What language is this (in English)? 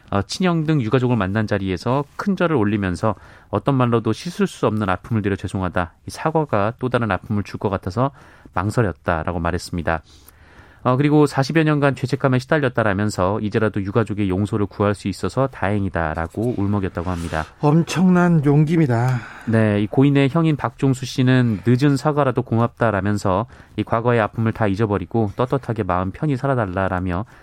Korean